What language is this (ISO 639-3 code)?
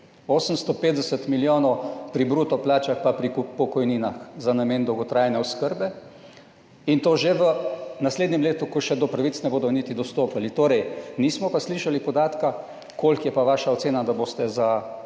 slv